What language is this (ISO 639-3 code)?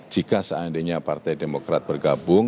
ind